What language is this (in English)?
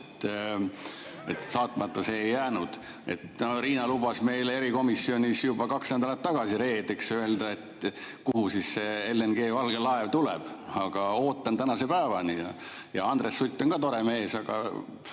Estonian